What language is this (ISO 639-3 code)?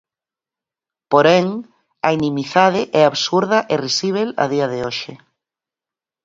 glg